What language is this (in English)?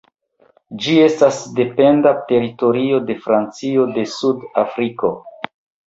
Esperanto